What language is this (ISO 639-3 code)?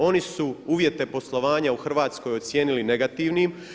hrv